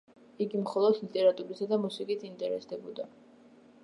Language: Georgian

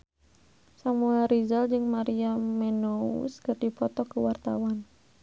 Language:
Sundanese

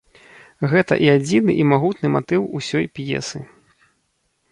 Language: Belarusian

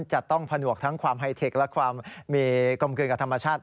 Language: Thai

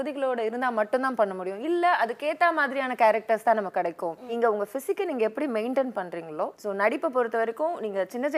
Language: Tamil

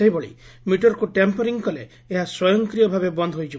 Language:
Odia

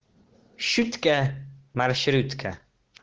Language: Russian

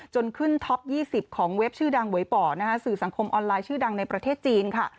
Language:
Thai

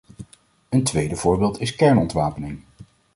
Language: Dutch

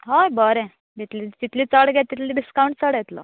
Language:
Konkani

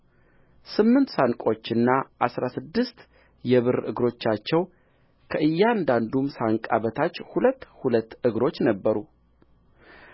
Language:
Amharic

